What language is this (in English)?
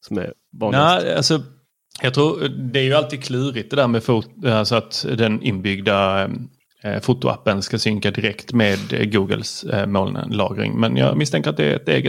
Swedish